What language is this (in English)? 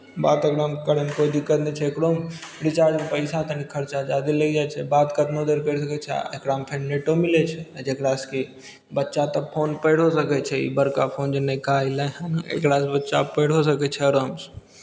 Maithili